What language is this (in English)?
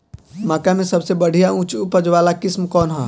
Bhojpuri